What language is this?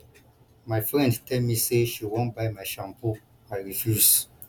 Nigerian Pidgin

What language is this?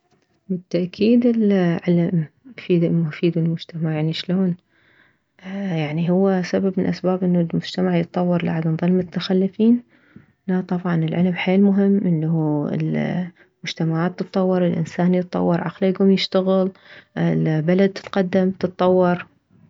Mesopotamian Arabic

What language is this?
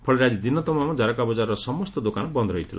Odia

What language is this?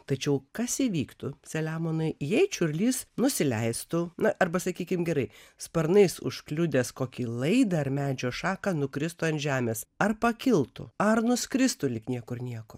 Lithuanian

